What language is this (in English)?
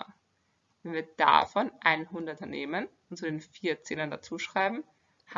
German